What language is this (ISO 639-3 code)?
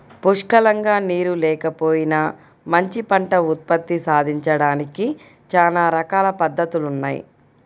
tel